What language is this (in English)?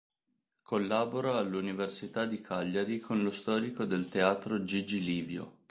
Italian